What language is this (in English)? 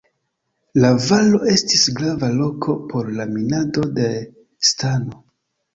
Esperanto